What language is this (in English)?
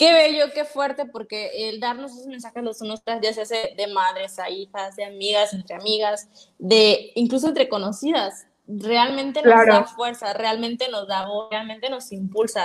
Spanish